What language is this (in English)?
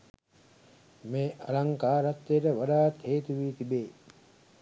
Sinhala